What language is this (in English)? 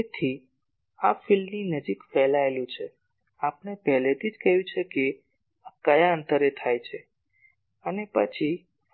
Gujarati